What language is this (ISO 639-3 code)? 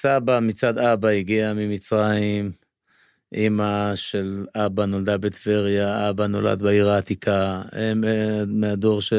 heb